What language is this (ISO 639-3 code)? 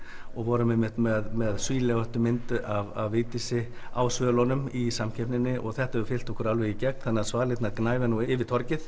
isl